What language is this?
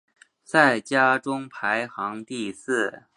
Chinese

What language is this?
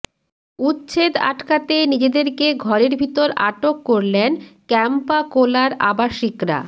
Bangla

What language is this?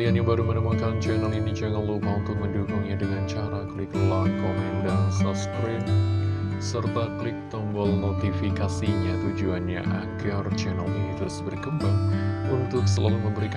Indonesian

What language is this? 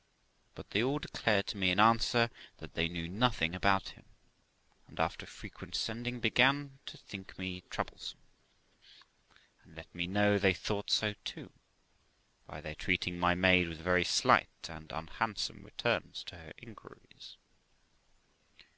English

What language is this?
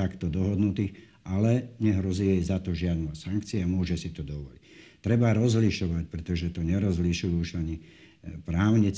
Slovak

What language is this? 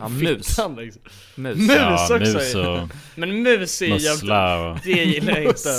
Swedish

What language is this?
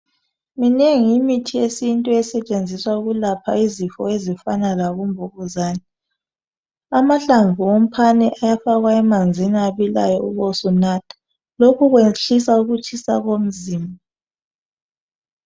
North Ndebele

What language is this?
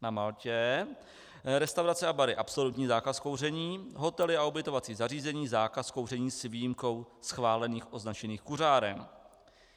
Czech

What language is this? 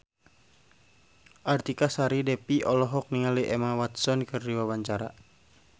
Sundanese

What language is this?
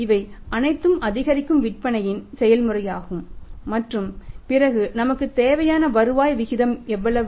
Tamil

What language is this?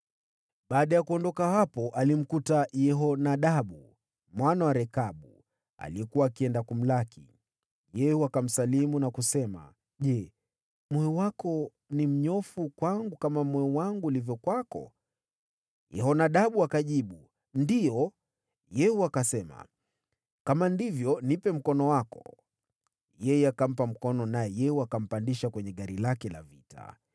Swahili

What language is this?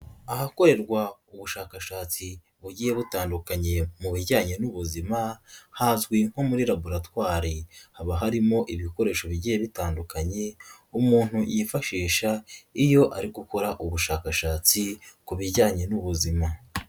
Kinyarwanda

